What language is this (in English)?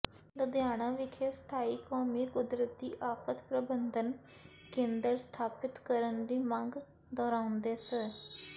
Punjabi